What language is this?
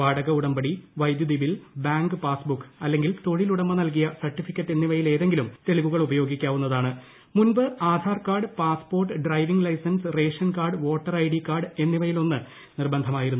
Malayalam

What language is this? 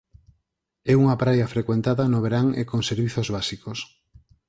Galician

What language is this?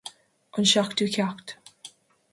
Irish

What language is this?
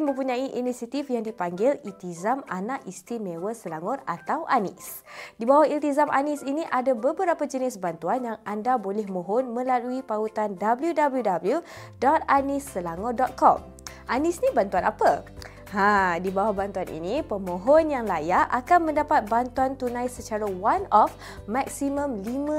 Malay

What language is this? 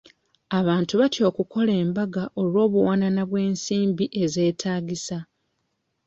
Ganda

